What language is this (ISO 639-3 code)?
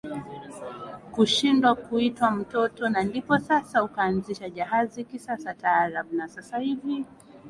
swa